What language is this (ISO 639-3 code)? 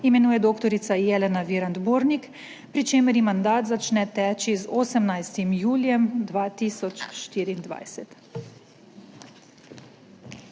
slv